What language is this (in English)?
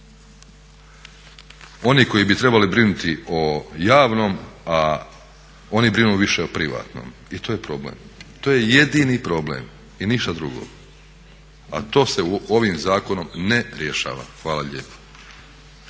Croatian